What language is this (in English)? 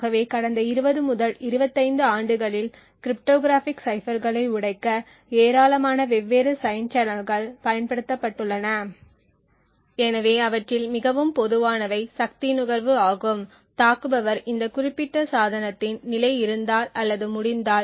Tamil